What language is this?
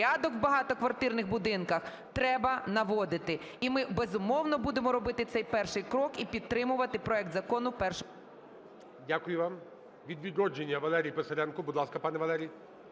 Ukrainian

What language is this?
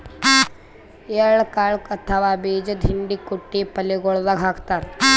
Kannada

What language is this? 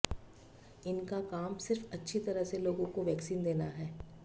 Hindi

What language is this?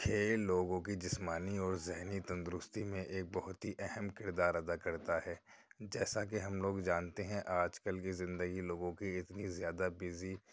Urdu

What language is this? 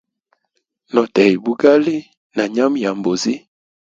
Hemba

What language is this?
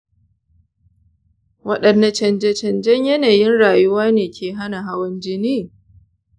Hausa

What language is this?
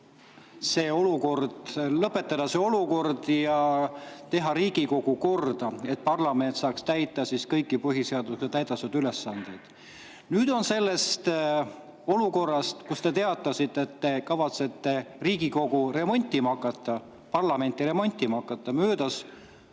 Estonian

